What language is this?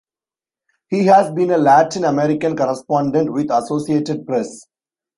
English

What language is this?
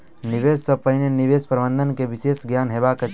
Maithili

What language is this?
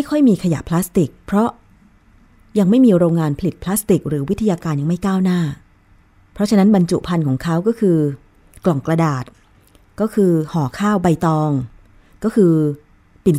Thai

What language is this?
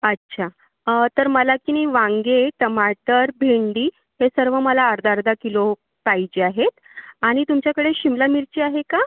Marathi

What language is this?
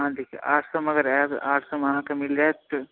Maithili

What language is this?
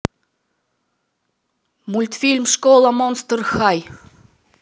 Russian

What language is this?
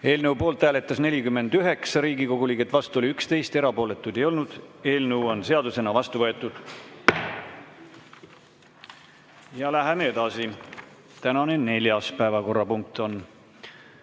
Estonian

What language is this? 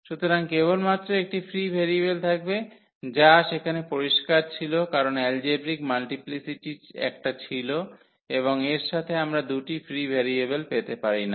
Bangla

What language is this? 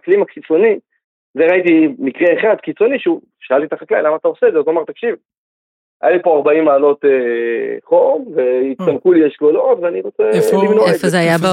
Hebrew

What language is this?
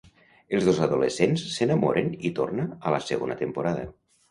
Catalan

